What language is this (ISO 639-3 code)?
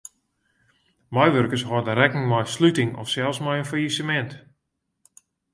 fry